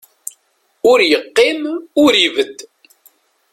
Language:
Kabyle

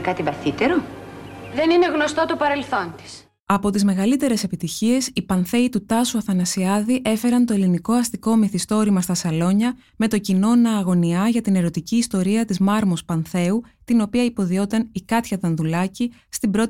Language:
Greek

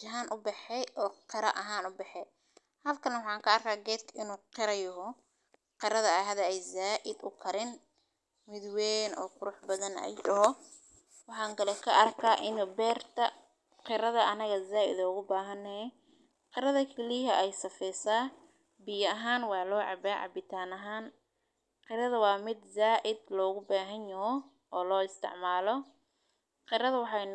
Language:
Somali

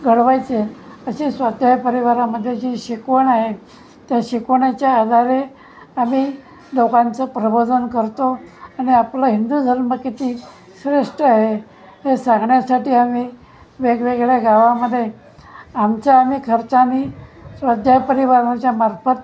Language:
Marathi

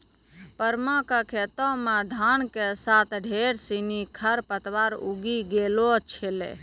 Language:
Maithili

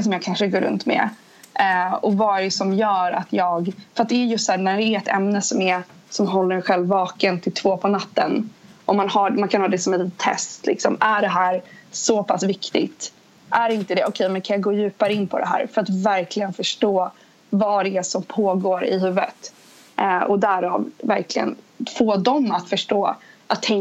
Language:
Swedish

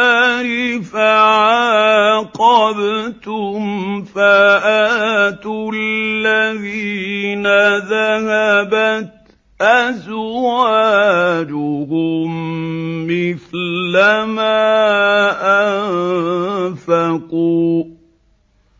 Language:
Arabic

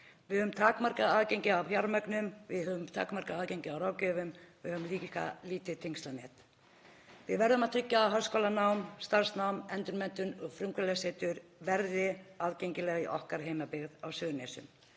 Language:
Icelandic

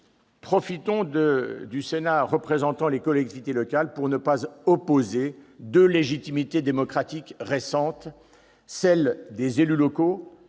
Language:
French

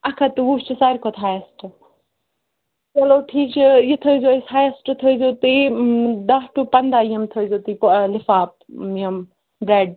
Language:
Kashmiri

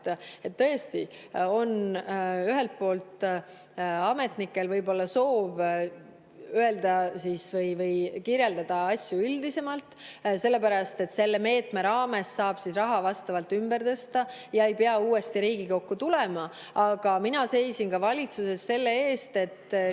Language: Estonian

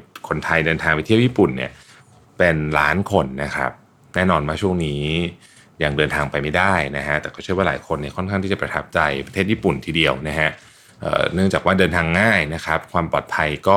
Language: Thai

